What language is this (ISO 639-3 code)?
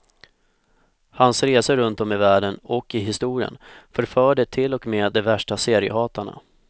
swe